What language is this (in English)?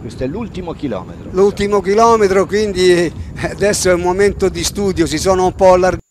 Italian